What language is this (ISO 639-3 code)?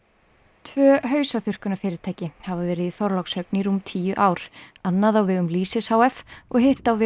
isl